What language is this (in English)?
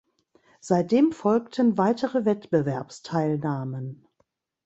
German